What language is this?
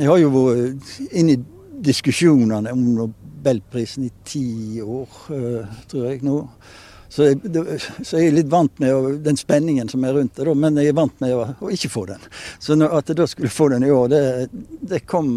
Swedish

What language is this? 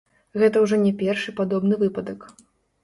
Belarusian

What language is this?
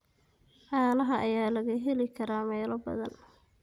Somali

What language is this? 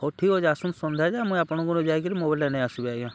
Odia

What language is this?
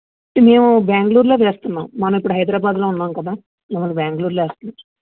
Telugu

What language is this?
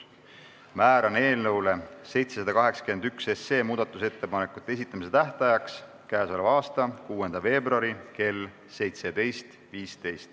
Estonian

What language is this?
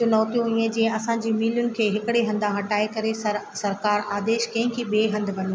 Sindhi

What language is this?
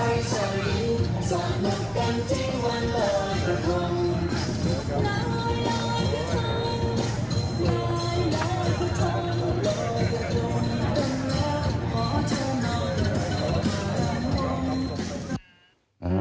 Thai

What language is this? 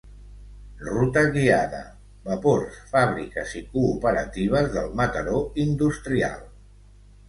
Catalan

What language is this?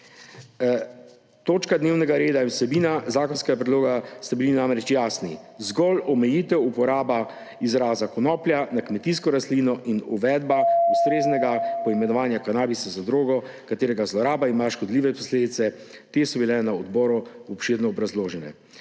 Slovenian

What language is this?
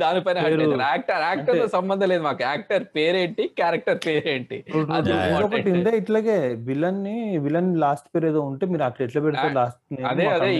Telugu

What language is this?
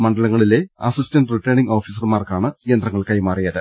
Malayalam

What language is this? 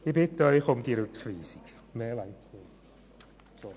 Swiss German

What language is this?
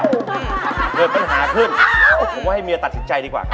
Thai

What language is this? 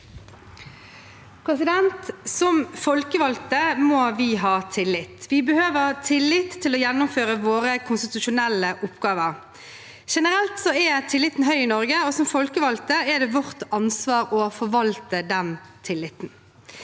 Norwegian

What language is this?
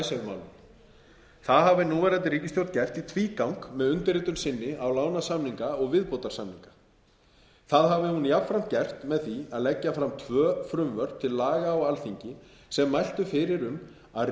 Icelandic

